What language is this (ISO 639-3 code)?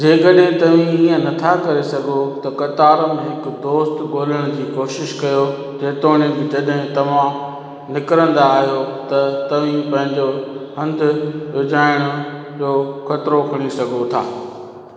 snd